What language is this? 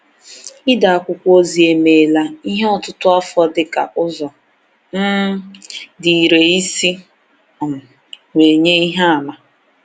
Igbo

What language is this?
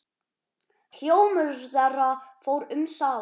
Icelandic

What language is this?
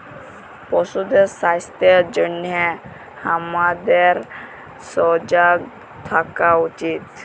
Bangla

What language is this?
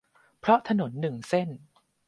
Thai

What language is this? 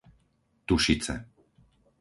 Slovak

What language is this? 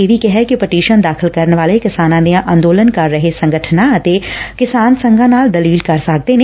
Punjabi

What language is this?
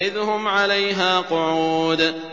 Arabic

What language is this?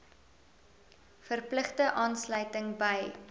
Afrikaans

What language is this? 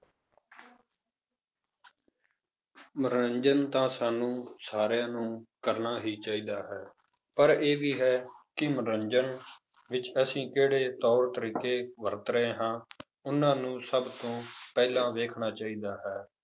Punjabi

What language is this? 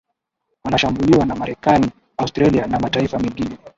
Swahili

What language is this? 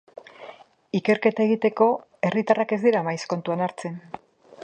Basque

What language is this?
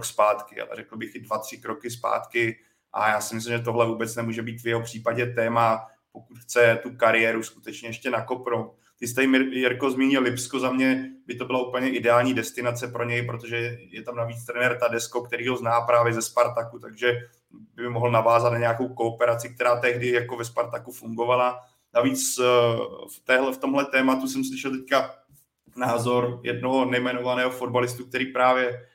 Czech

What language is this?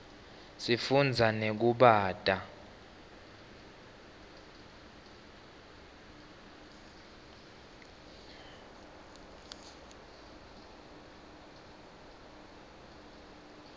Swati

